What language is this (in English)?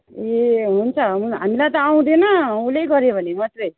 Nepali